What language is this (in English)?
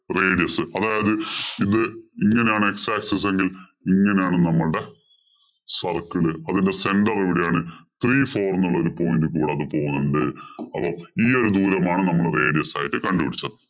Malayalam